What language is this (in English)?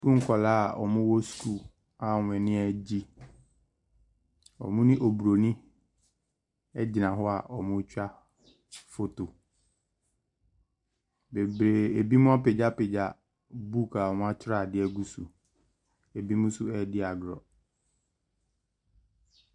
Akan